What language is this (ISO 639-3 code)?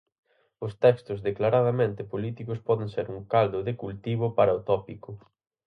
glg